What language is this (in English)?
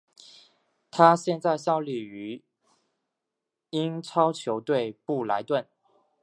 Chinese